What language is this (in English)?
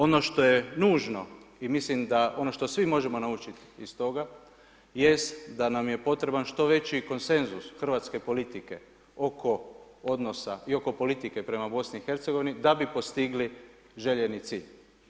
Croatian